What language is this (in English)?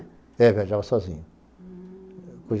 Portuguese